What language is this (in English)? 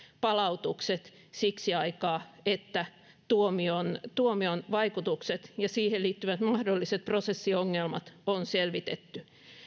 Finnish